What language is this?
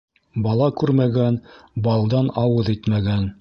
Bashkir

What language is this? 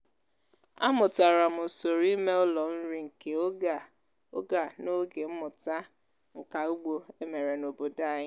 Igbo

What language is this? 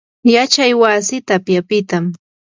Yanahuanca Pasco Quechua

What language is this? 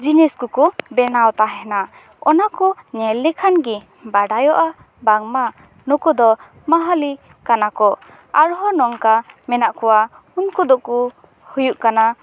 Santali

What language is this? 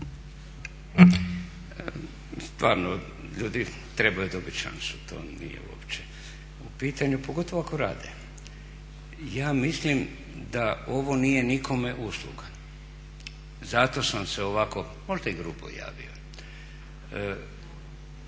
Croatian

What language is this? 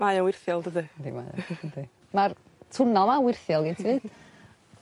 Welsh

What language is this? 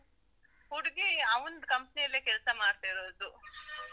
Kannada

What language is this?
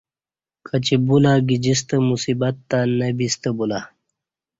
Kati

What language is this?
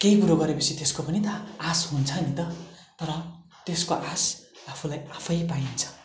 Nepali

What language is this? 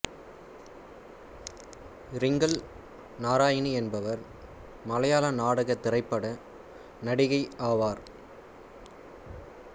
Tamil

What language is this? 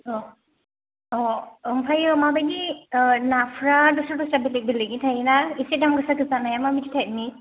Bodo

